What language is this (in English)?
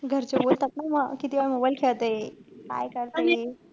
Marathi